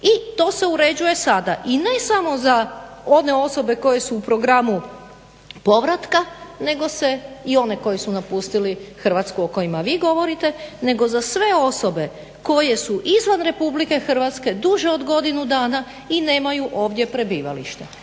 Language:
Croatian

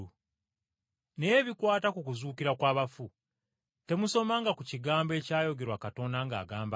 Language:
Ganda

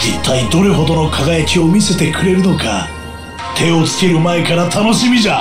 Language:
Japanese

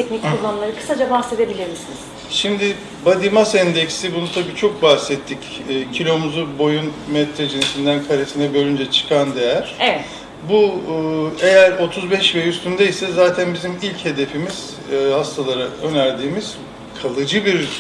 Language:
Turkish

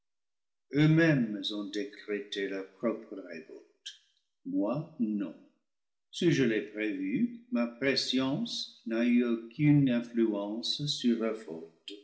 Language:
French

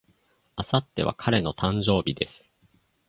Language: Japanese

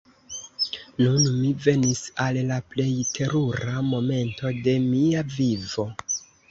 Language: Esperanto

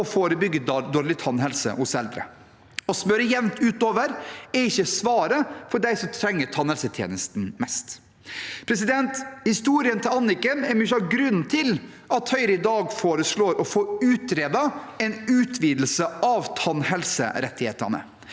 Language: Norwegian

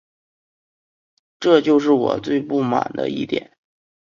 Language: Chinese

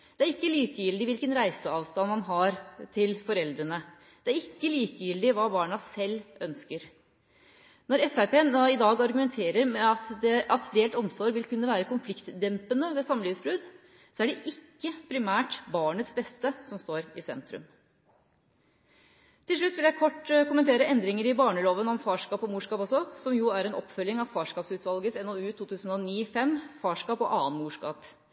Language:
Norwegian Bokmål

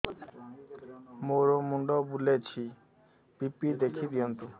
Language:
Odia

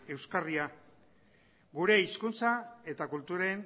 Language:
Basque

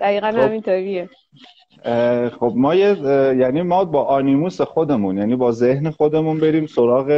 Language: Persian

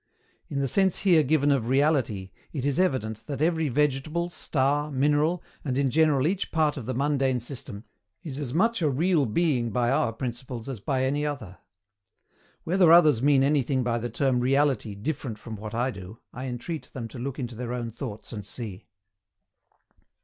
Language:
English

